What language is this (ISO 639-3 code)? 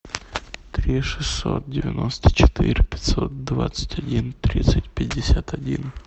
rus